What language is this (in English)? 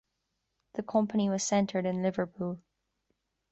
English